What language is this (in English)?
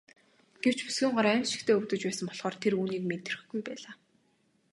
Mongolian